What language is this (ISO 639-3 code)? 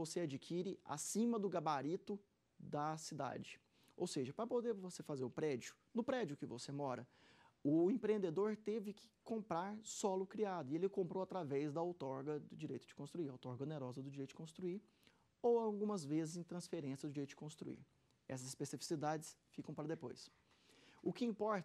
por